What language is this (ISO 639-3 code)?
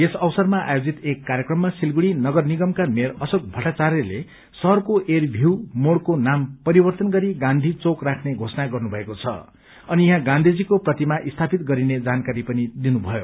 nep